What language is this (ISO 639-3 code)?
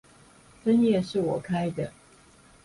zho